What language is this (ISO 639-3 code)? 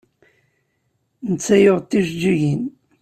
kab